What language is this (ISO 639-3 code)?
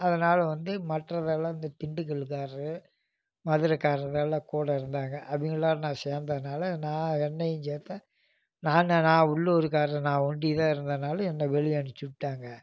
tam